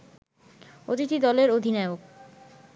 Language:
Bangla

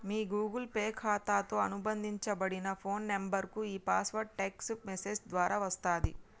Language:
Telugu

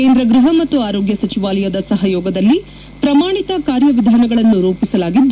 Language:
Kannada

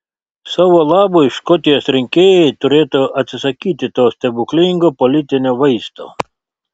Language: Lithuanian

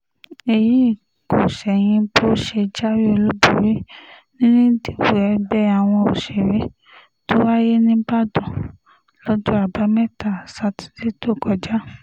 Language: Yoruba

